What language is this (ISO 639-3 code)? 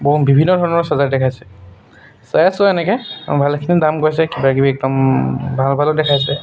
asm